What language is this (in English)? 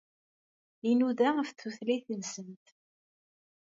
Kabyle